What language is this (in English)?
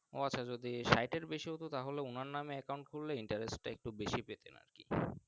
Bangla